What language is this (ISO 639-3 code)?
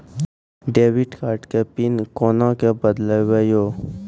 mai